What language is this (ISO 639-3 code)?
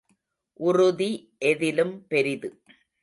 tam